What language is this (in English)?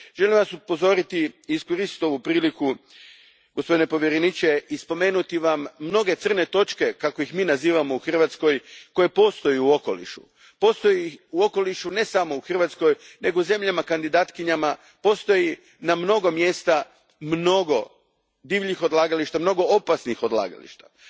Croatian